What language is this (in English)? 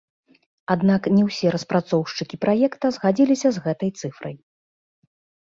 Belarusian